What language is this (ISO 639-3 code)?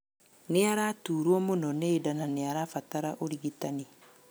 kik